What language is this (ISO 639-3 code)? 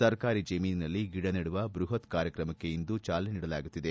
kan